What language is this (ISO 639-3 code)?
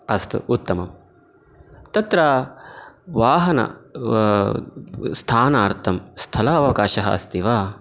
san